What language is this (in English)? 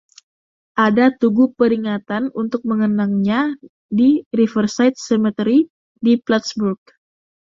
Indonesian